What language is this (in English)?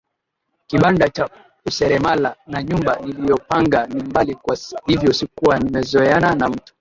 Swahili